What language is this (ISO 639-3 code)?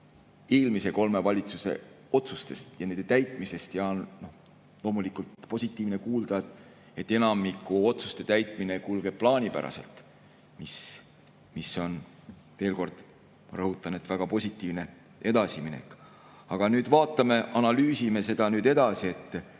est